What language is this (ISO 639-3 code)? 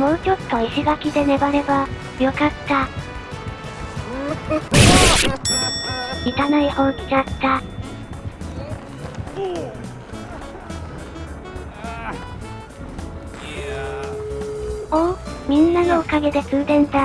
jpn